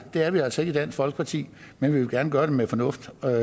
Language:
Danish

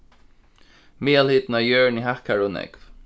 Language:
Faroese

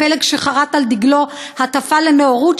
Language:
Hebrew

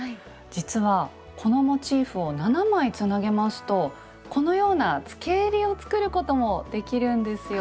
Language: Japanese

